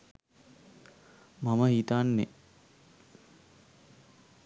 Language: Sinhala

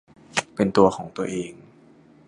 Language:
Thai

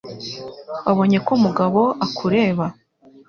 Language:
Kinyarwanda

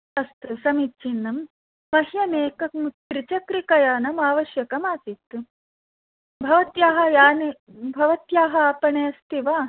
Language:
Sanskrit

